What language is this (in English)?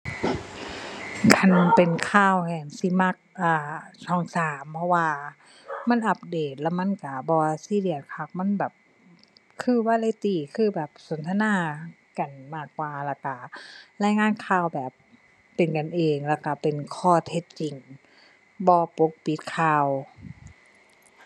Thai